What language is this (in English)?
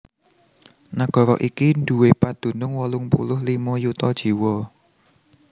Javanese